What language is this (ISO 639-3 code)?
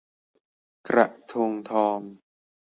tha